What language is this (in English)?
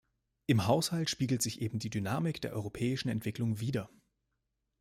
German